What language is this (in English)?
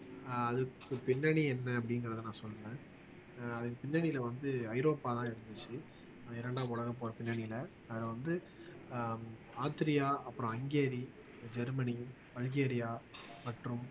Tamil